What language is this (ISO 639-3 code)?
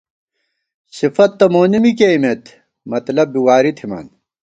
gwt